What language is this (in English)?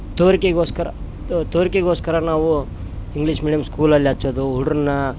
Kannada